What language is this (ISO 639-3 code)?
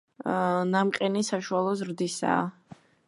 kat